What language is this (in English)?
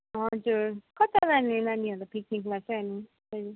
Nepali